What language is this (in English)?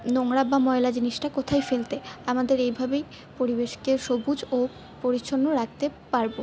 Bangla